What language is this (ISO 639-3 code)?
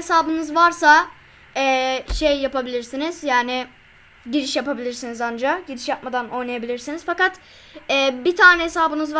tur